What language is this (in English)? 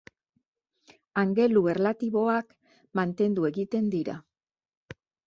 Basque